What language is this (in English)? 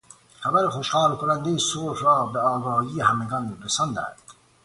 Persian